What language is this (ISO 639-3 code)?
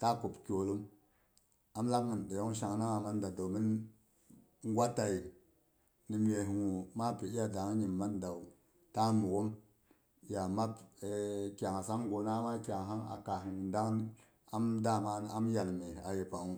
bux